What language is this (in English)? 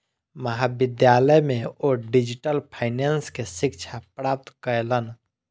Maithili